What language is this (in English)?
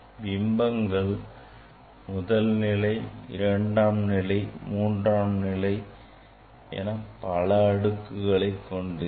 Tamil